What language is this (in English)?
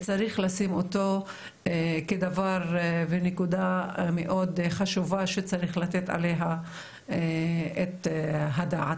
Hebrew